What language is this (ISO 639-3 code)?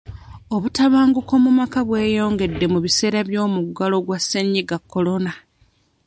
lug